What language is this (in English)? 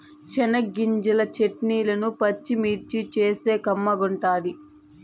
Telugu